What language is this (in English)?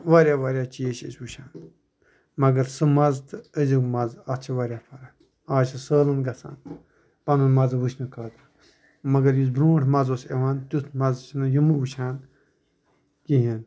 Kashmiri